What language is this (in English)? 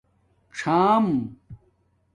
Domaaki